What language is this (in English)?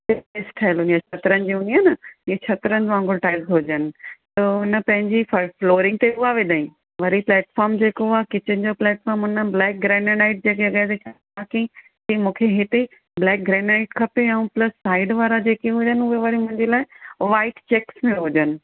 Sindhi